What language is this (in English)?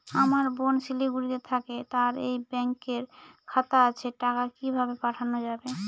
Bangla